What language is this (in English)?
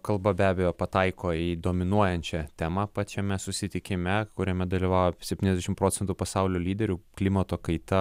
Lithuanian